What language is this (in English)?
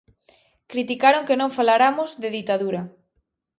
Galician